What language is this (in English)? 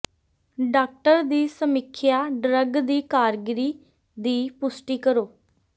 Punjabi